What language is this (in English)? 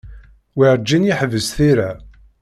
Kabyle